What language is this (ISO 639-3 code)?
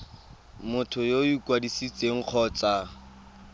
tsn